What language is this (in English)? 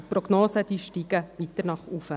Swiss German